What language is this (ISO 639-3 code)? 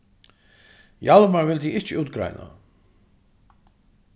fao